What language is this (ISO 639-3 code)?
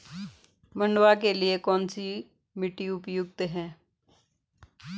hin